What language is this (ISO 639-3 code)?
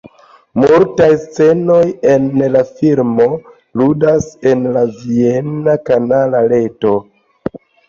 epo